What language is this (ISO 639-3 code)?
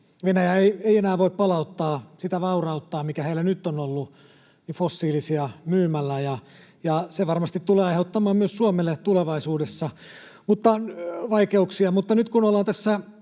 fin